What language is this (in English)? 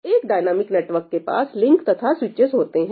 Hindi